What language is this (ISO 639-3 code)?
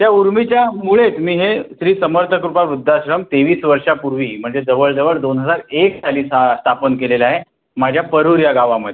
mar